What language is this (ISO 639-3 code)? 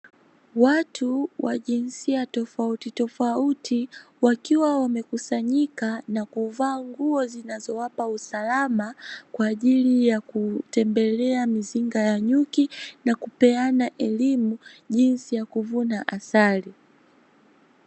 swa